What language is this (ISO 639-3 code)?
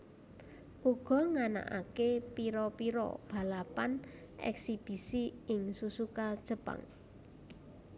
jav